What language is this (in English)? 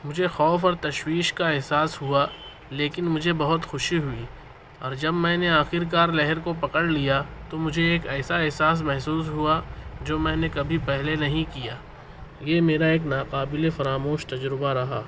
Urdu